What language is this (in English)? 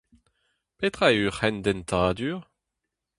Breton